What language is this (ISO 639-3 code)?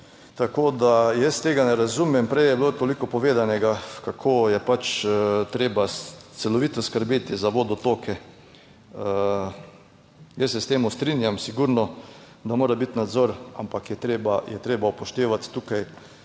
slv